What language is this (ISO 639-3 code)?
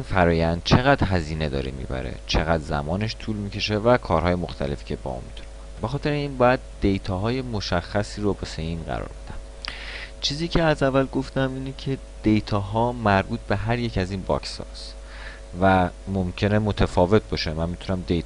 fas